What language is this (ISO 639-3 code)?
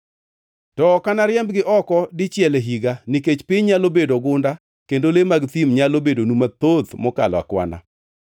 luo